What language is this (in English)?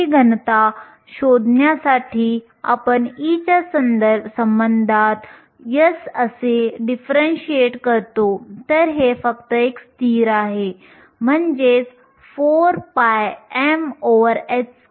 Marathi